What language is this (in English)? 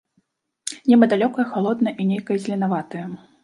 Belarusian